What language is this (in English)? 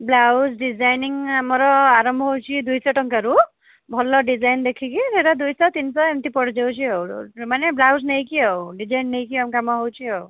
Odia